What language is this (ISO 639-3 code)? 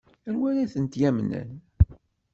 kab